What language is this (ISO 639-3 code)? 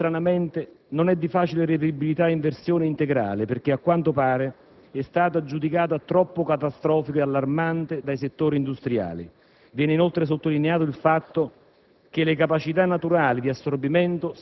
ita